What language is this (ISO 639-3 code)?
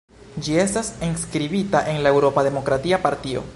epo